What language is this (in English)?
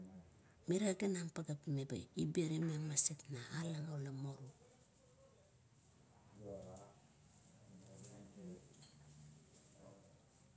Kuot